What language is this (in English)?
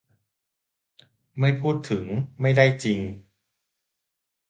Thai